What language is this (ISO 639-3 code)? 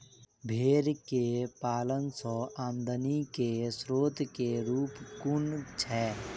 mai